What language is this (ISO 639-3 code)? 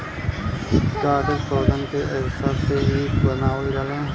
bho